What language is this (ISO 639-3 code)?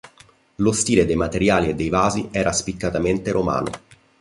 ita